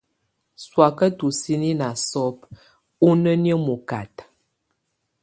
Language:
Tunen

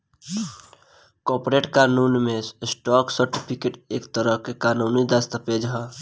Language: Bhojpuri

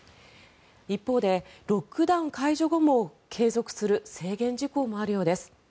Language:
Japanese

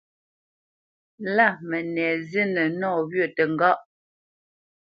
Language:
Bamenyam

